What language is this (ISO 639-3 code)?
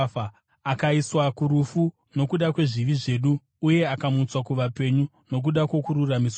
sna